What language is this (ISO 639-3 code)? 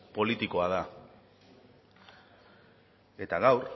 eus